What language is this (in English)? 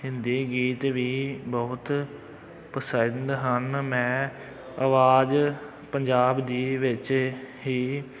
Punjabi